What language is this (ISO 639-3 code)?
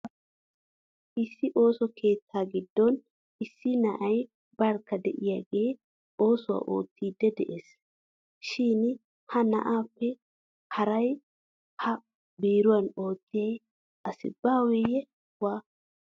wal